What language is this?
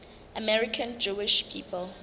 Southern Sotho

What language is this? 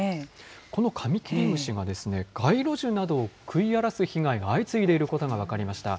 Japanese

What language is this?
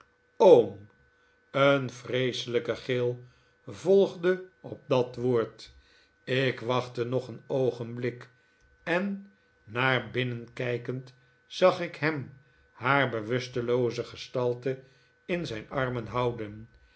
Dutch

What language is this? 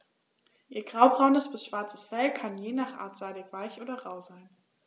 German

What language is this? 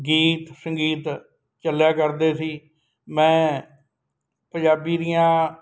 Punjabi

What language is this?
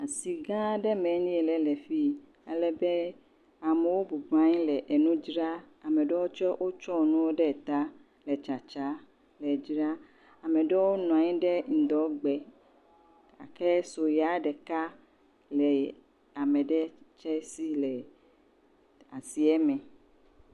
Ewe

